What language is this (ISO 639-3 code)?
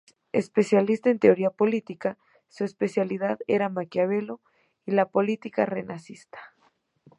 spa